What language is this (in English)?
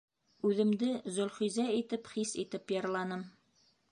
Bashkir